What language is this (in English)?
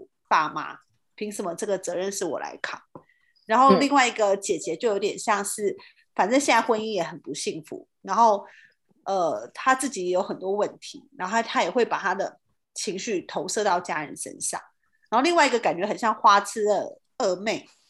Chinese